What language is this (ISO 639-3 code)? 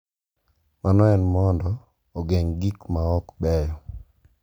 luo